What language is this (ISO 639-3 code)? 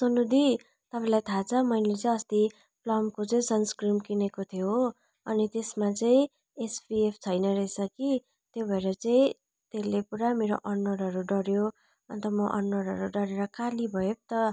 nep